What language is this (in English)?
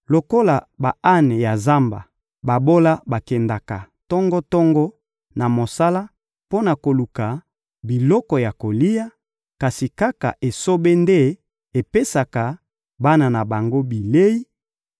Lingala